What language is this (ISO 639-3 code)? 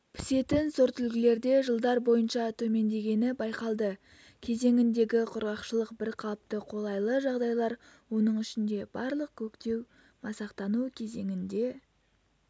kaz